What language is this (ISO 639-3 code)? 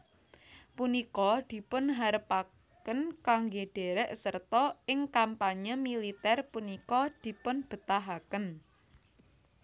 jav